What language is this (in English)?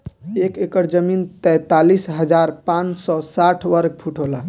Bhojpuri